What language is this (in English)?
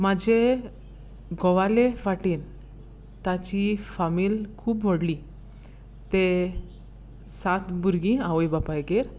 Konkani